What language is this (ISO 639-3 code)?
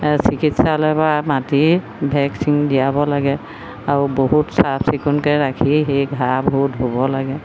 asm